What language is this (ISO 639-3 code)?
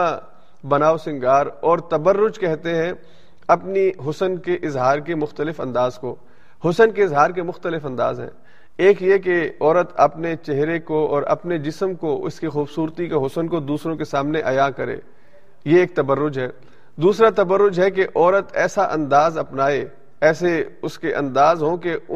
urd